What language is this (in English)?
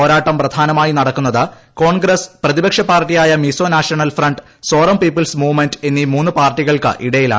Malayalam